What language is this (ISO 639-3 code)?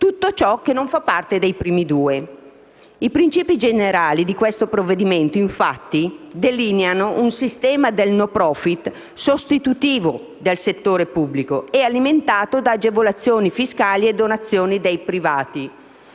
ita